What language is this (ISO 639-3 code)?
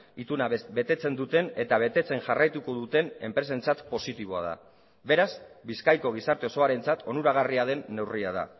eus